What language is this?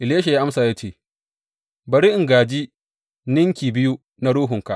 Hausa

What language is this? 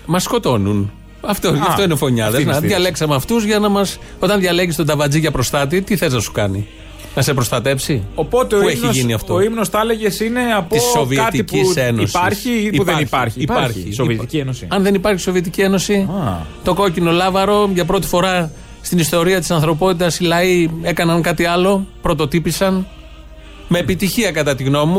Greek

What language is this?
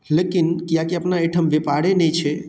Maithili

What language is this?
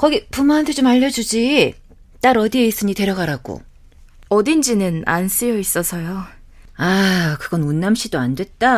Korean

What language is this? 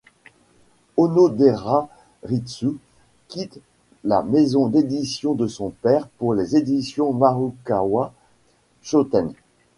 French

